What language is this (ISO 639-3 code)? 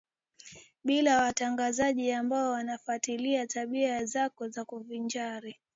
swa